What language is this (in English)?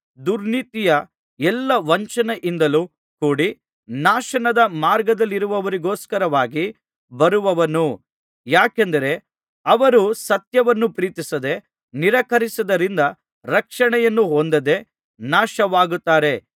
Kannada